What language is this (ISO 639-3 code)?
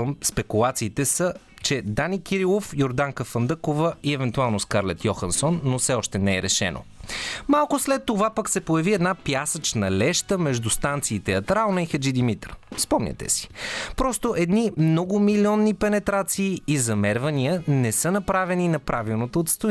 bul